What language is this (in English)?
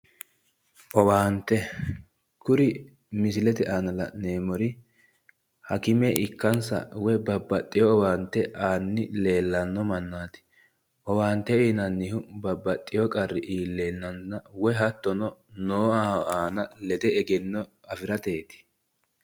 Sidamo